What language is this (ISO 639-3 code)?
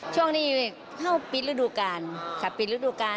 tha